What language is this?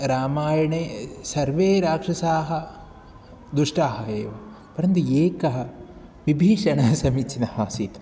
Sanskrit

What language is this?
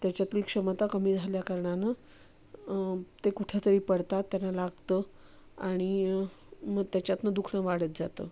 Marathi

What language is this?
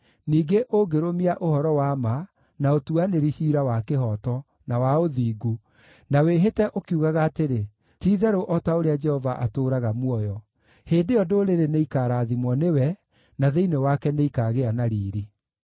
Kikuyu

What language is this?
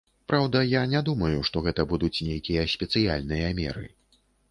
Belarusian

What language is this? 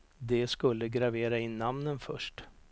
Swedish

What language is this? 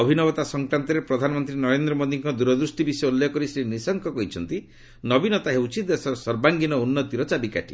Odia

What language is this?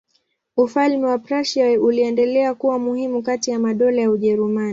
Swahili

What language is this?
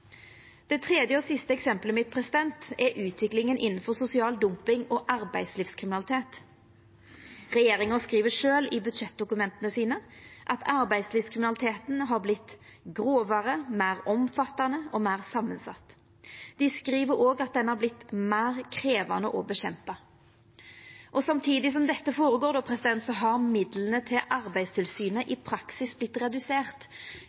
Norwegian Nynorsk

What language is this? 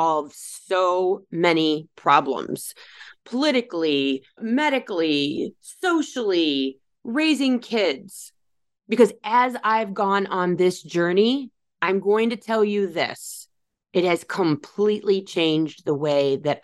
English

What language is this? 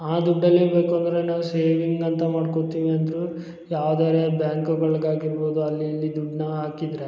Kannada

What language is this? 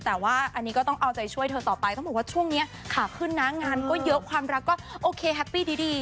Thai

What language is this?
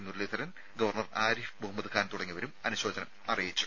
Malayalam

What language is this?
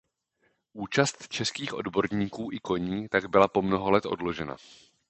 Czech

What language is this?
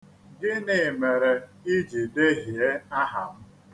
Igbo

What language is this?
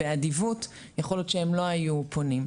Hebrew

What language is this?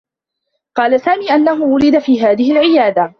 Arabic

